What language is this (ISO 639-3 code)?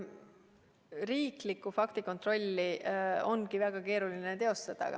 est